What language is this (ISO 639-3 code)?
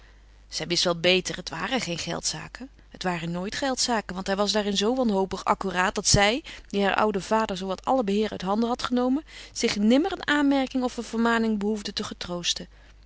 nld